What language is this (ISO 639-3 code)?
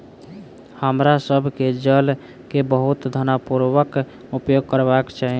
mai